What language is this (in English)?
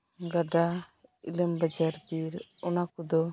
Santali